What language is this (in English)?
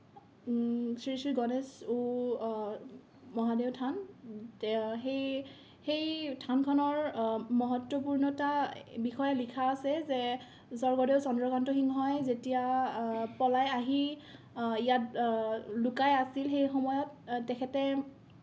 Assamese